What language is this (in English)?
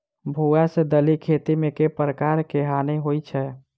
Maithili